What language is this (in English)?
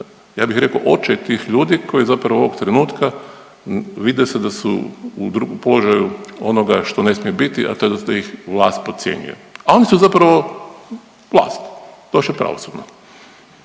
Croatian